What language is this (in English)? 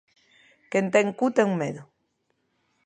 Galician